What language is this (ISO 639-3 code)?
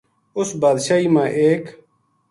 gju